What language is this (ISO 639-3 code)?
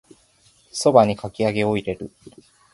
jpn